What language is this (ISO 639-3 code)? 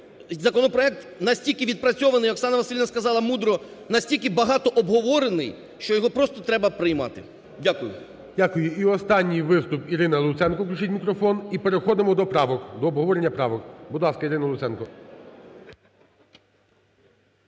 ukr